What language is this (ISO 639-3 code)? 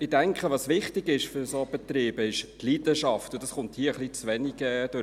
gsw